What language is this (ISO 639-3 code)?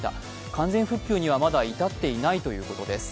jpn